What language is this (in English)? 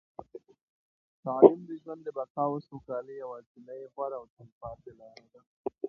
Pashto